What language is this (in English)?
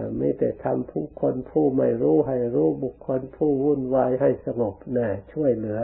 Thai